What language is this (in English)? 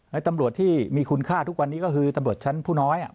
Thai